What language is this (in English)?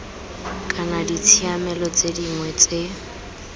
Tswana